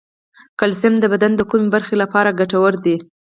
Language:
Pashto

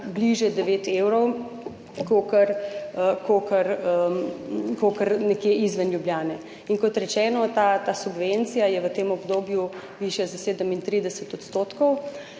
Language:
Slovenian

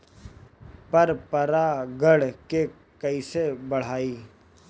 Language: Bhojpuri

